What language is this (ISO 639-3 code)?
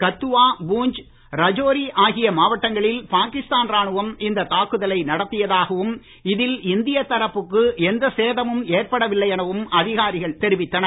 tam